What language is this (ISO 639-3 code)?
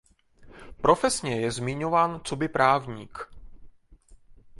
ces